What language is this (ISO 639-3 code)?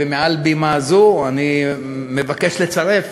heb